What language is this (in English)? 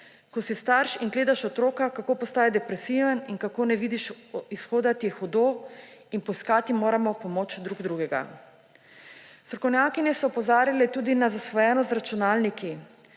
Slovenian